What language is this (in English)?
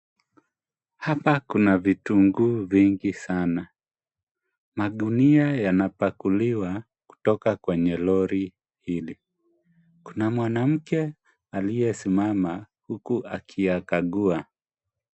Swahili